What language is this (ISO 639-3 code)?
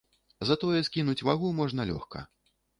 bel